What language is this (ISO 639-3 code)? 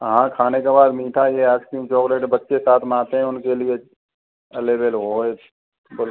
hin